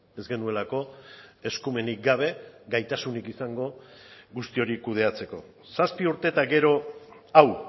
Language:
Basque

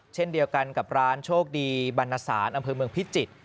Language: Thai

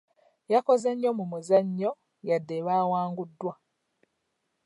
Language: Ganda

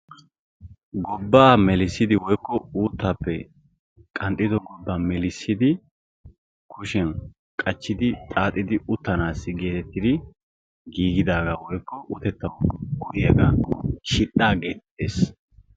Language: Wolaytta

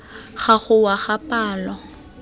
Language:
Tswana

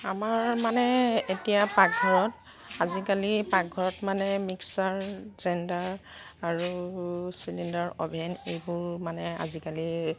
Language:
Assamese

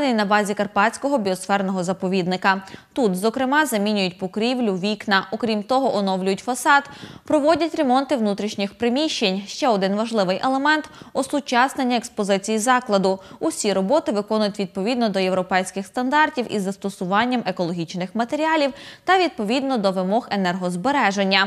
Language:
Ukrainian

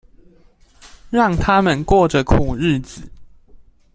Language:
Chinese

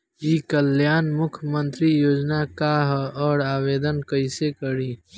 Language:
Bhojpuri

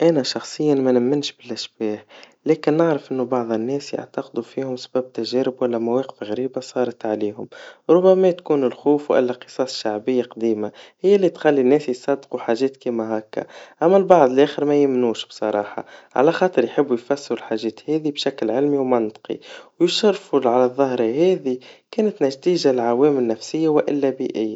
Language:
Tunisian Arabic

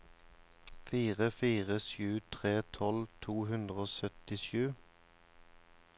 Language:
Norwegian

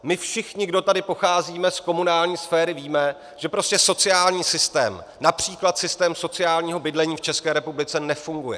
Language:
Czech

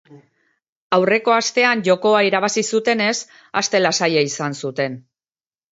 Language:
Basque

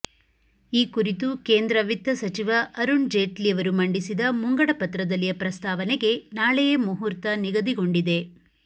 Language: Kannada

